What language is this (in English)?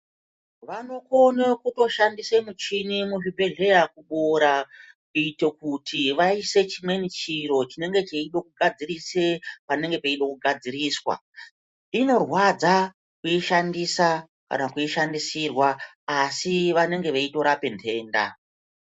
Ndau